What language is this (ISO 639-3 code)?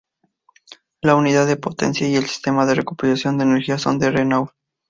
spa